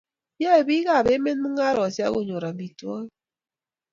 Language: Kalenjin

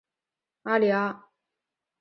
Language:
Chinese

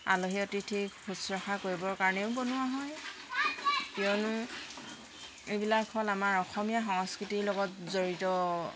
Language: Assamese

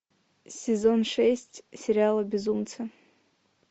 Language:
Russian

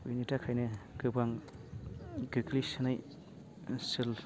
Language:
Bodo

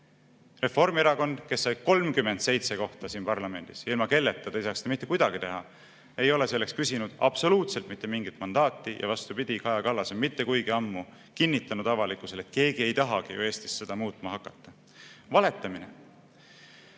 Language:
Estonian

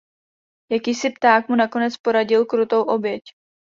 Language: Czech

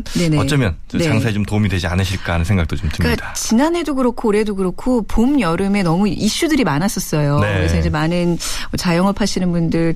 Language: Korean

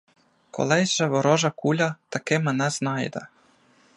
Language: Ukrainian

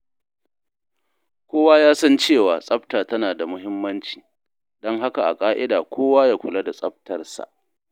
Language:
Hausa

